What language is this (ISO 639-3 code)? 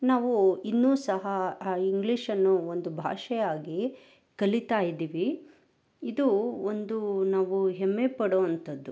kan